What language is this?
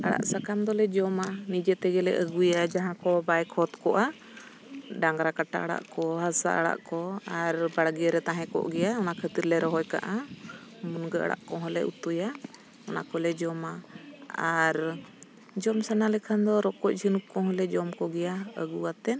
Santali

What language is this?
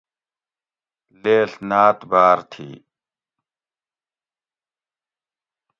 Gawri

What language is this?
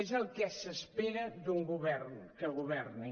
Catalan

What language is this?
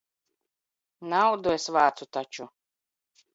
Latvian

